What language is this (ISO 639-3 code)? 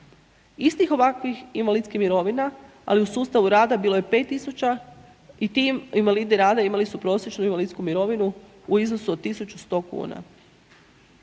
hrv